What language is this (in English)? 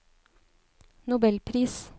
Norwegian